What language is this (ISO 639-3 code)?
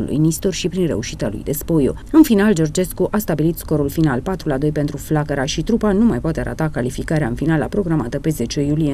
ron